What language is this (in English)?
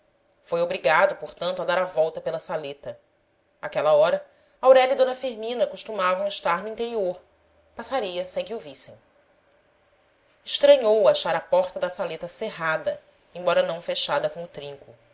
Portuguese